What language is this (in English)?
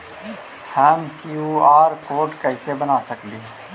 Magahi